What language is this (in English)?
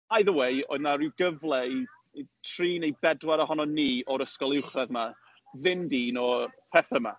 Welsh